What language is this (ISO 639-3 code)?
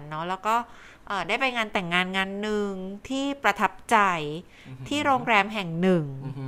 tha